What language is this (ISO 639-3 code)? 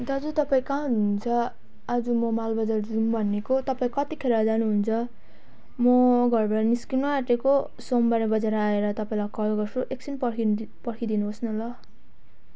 nep